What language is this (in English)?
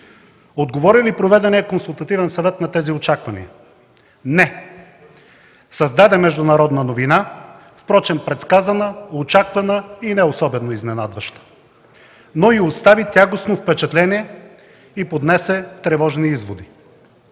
Bulgarian